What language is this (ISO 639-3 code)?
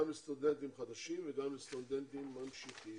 heb